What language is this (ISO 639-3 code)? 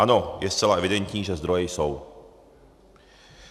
ces